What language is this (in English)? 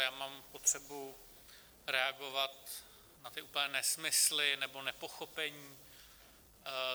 Czech